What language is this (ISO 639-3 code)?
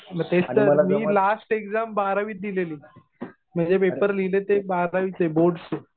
mar